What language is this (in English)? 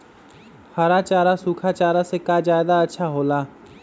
Magahi